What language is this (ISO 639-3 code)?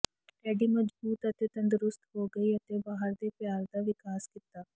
pan